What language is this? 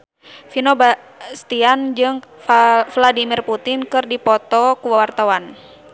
Sundanese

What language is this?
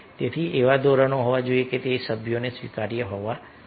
Gujarati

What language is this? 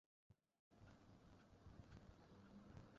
Bangla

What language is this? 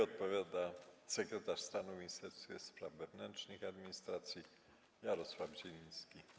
Polish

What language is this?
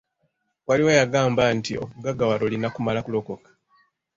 Ganda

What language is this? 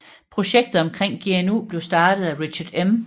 Danish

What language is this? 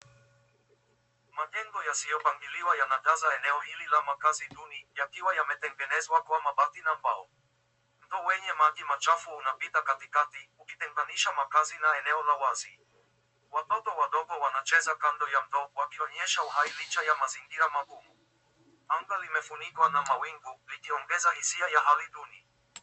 Swahili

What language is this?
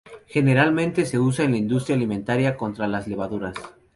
Spanish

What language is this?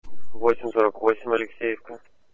Russian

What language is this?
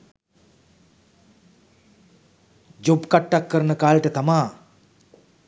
Sinhala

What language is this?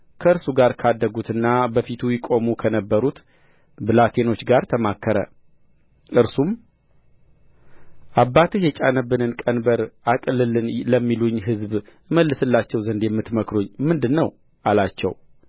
Amharic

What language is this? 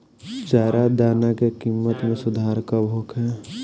Bhojpuri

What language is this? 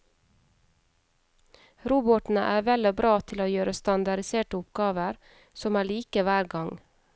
Norwegian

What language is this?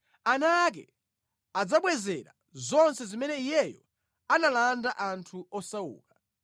Nyanja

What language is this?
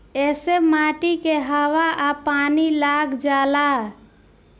Bhojpuri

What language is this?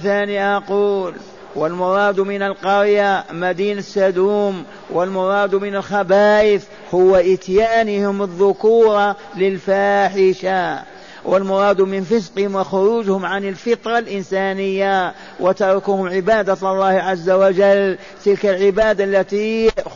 Arabic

